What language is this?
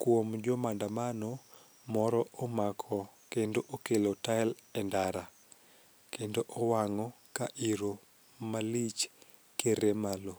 Luo (Kenya and Tanzania)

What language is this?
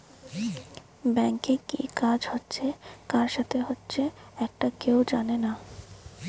Bangla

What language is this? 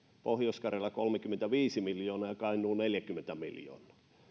Finnish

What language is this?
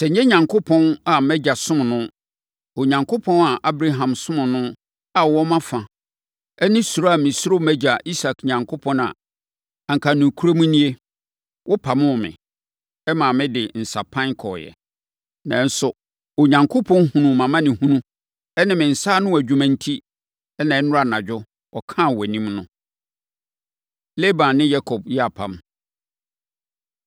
Akan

